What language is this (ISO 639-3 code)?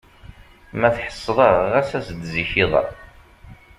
kab